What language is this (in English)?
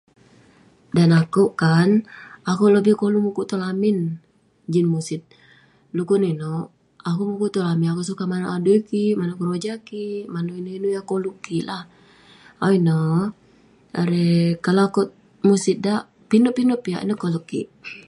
Western Penan